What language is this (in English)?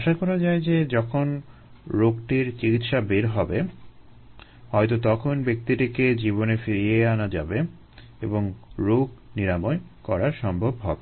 Bangla